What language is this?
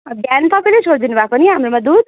Nepali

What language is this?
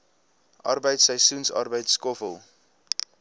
Afrikaans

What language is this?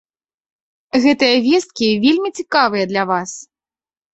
Belarusian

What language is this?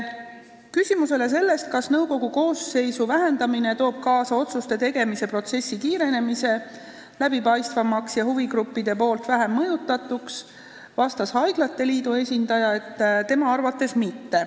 Estonian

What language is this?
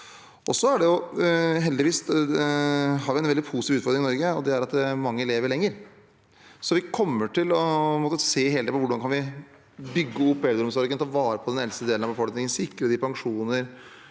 Norwegian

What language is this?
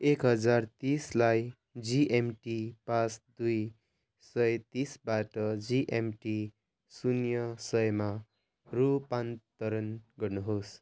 Nepali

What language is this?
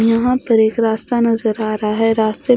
Hindi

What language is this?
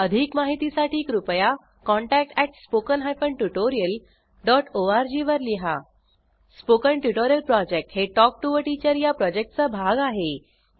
Marathi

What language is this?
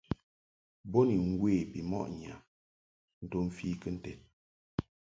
Mungaka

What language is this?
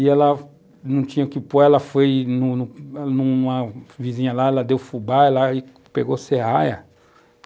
Portuguese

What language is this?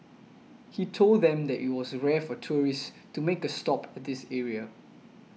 English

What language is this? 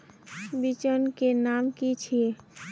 Magahi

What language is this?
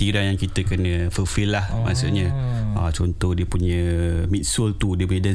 Malay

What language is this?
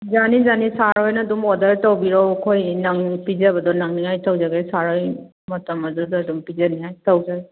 Manipuri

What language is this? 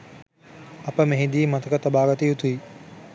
Sinhala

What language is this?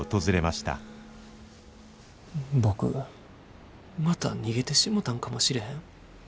Japanese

